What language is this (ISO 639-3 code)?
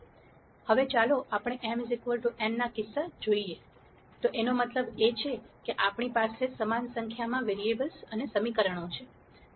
guj